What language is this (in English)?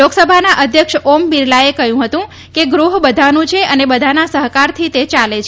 Gujarati